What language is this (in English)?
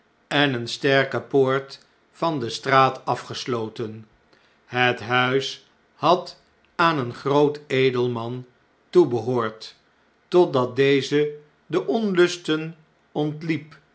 Dutch